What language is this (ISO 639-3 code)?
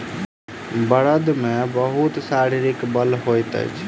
mai